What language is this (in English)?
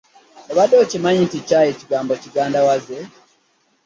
Ganda